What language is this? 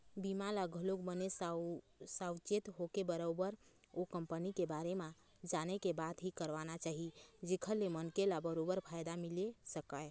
Chhattisgarhi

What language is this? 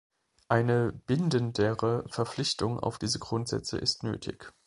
German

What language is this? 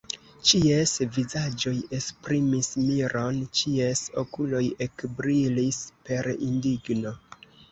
Esperanto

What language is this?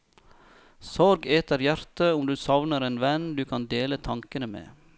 Norwegian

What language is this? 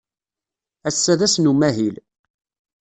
Kabyle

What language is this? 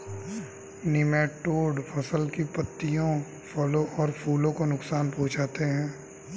Hindi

